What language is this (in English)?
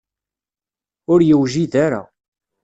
Kabyle